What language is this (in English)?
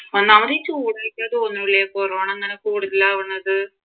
Malayalam